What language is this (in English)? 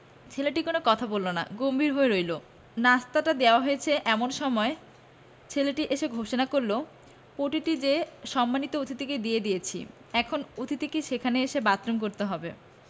Bangla